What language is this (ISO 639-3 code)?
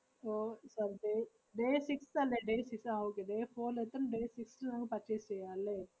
mal